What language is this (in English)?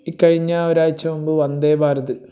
Malayalam